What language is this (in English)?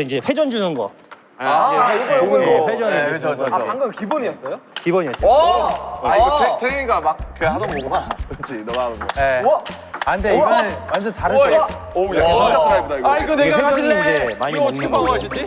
Korean